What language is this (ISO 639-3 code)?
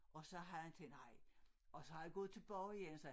dan